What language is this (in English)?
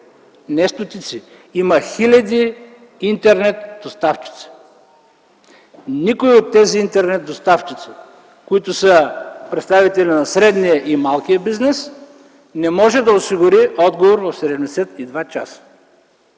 Bulgarian